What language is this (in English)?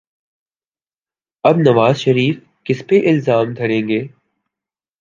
Urdu